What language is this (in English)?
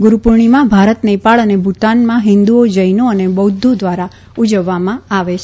Gujarati